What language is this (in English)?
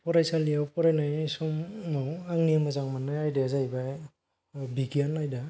Bodo